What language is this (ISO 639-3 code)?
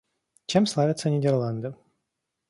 rus